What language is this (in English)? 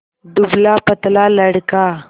Hindi